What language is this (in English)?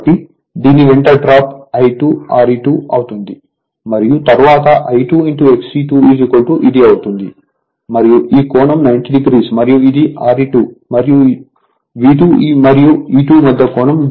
Telugu